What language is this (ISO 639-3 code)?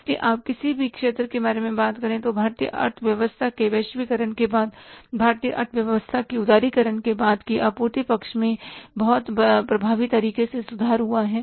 hin